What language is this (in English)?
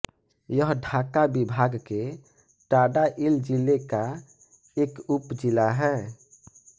Hindi